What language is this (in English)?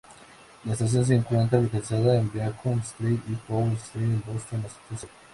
Spanish